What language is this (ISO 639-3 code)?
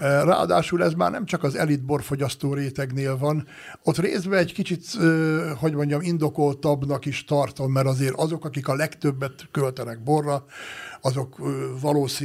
hun